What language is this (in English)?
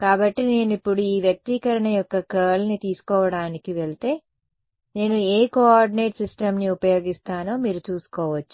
Telugu